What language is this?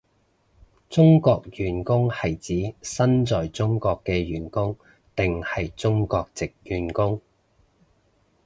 Cantonese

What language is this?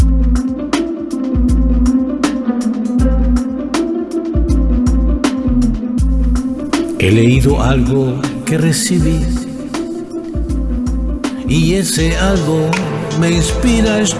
Spanish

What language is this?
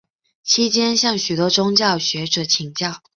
Chinese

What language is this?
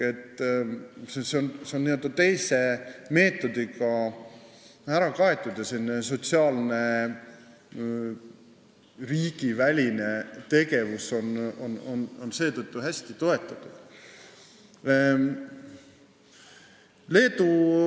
Estonian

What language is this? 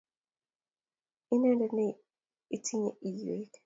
Kalenjin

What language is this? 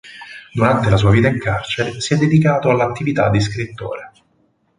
Italian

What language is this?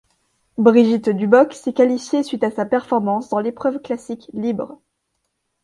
French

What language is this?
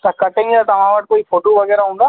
Sindhi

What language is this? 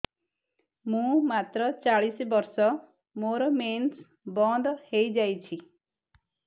Odia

